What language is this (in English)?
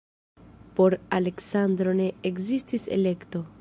Esperanto